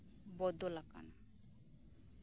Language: Santali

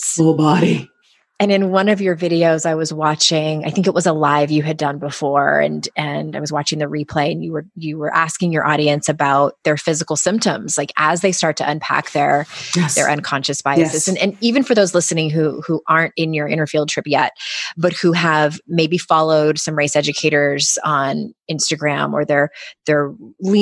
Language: English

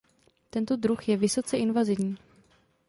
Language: Czech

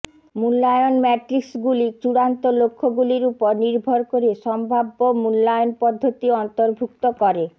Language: Bangla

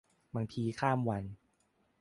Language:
Thai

